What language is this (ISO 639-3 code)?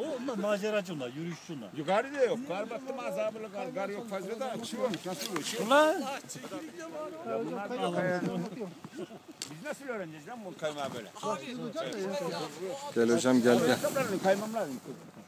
rus